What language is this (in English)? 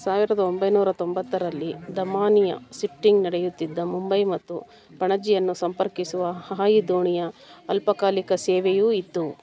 Kannada